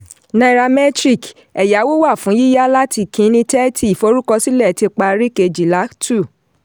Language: Yoruba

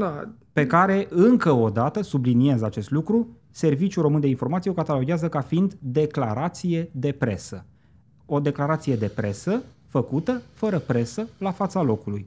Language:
Romanian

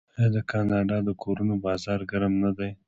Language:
Pashto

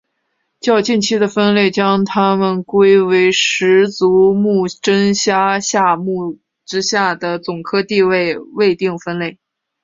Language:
Chinese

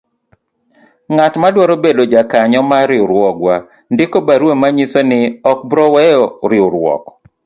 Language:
Luo (Kenya and Tanzania)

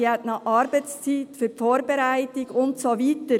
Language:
Swiss German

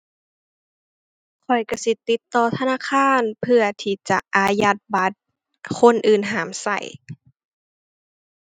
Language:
Thai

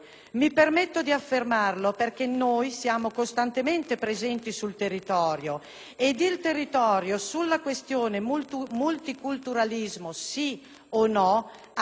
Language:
Italian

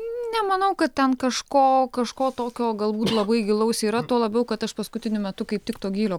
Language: Lithuanian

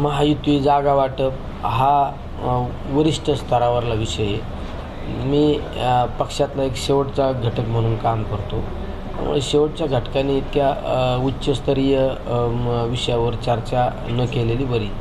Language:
Marathi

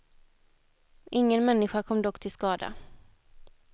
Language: Swedish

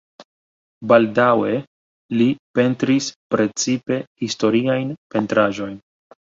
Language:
Esperanto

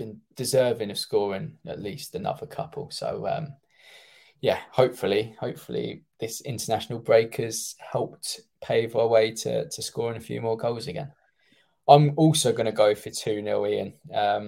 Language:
English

